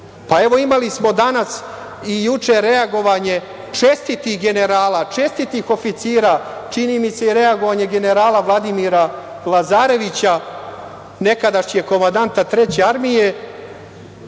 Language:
Serbian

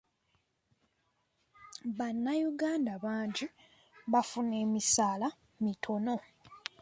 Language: Ganda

